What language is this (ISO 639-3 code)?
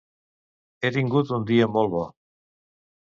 cat